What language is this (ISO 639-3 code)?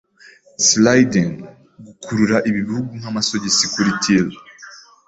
kin